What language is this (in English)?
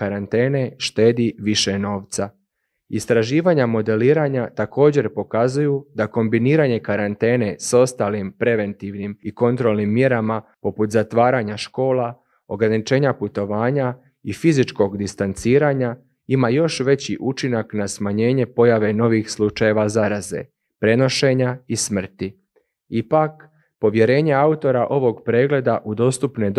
Croatian